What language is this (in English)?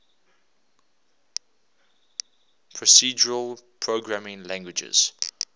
English